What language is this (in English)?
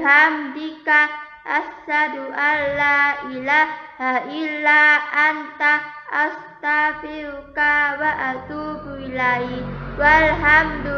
Indonesian